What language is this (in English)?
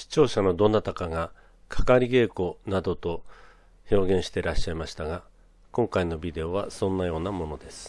Japanese